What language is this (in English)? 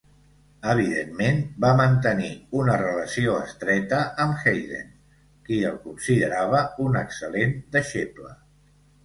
Catalan